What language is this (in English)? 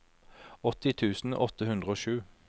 Norwegian